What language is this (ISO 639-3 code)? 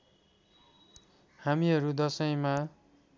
nep